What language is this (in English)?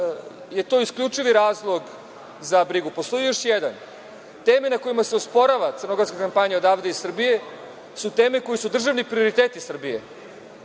Serbian